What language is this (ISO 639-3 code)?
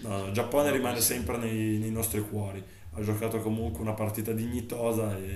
ita